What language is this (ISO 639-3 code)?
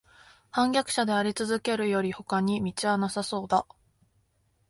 jpn